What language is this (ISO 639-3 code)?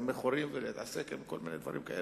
heb